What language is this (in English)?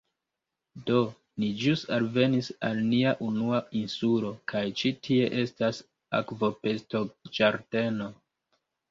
Esperanto